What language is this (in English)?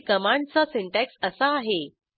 Marathi